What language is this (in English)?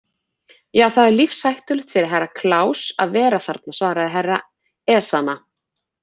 Icelandic